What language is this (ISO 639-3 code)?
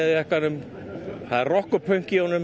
isl